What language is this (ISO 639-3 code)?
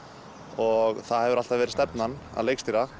isl